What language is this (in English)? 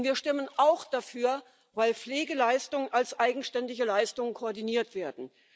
German